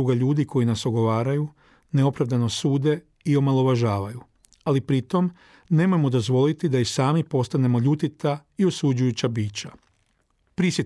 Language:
Croatian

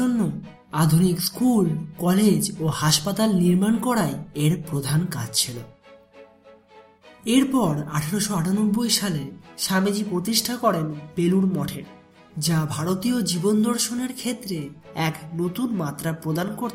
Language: Hindi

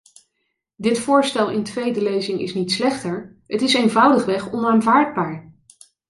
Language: Dutch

